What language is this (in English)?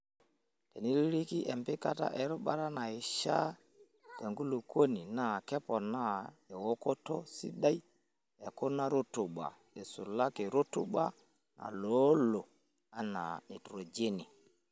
Masai